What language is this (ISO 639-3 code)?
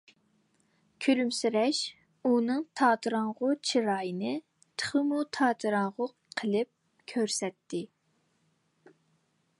uig